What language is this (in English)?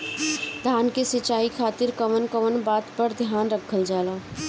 Bhojpuri